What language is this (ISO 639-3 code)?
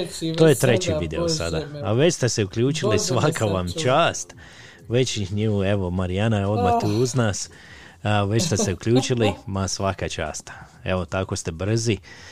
hrv